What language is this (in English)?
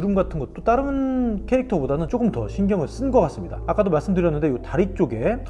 Korean